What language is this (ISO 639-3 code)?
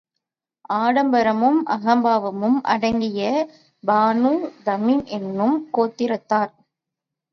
tam